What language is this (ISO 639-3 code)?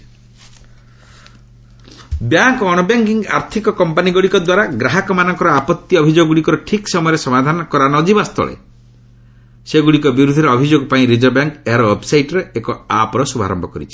ori